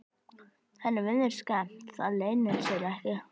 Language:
Icelandic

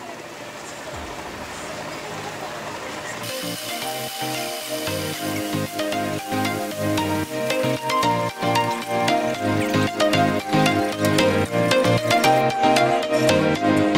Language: Turkish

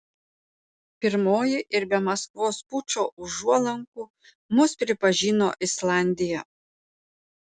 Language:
Lithuanian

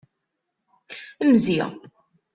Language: Kabyle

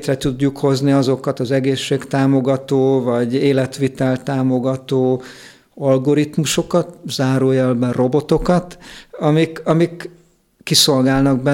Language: Hungarian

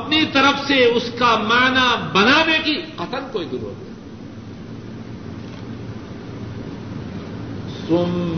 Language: Urdu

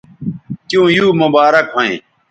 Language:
Bateri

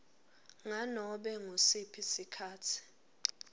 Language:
Swati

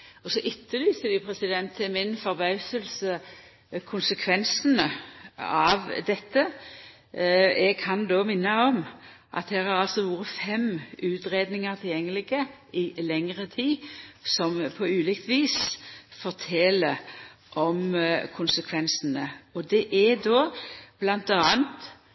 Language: Norwegian Nynorsk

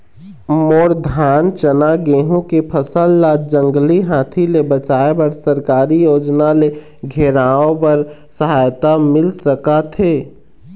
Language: Chhattisgarhi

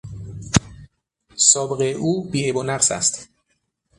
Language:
Persian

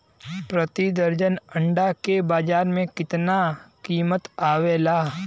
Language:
Bhojpuri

